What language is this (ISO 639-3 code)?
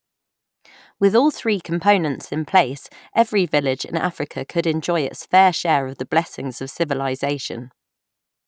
eng